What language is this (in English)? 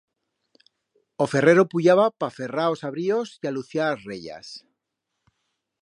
Aragonese